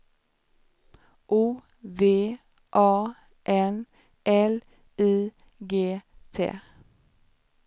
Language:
Swedish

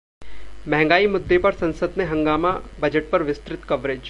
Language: Hindi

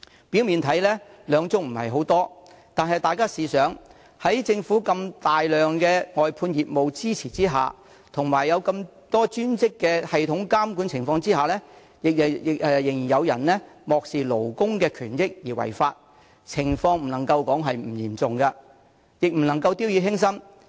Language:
Cantonese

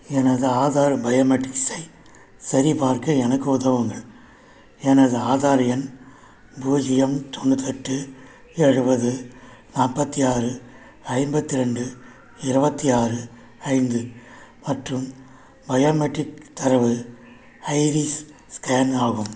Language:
Tamil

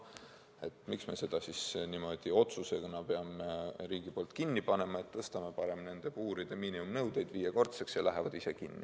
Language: Estonian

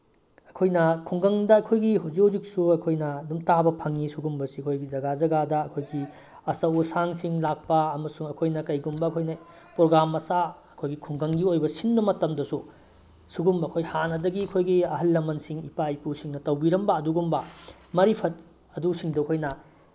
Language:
Manipuri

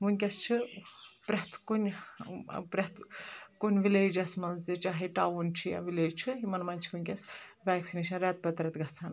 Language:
Kashmiri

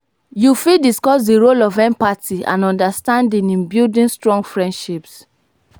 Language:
Nigerian Pidgin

